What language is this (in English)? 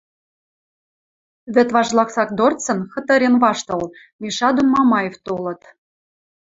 Western Mari